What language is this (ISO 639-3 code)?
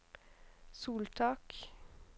nor